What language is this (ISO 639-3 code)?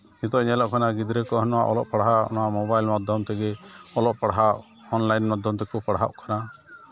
sat